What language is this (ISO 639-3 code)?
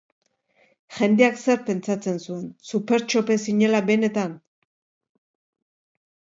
eus